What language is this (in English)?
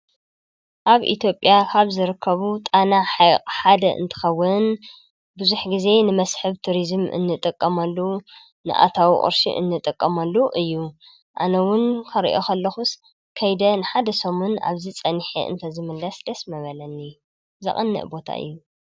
Tigrinya